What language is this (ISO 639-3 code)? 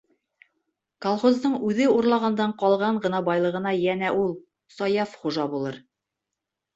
bak